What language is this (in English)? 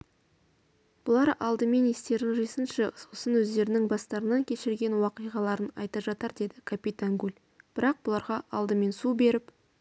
Kazakh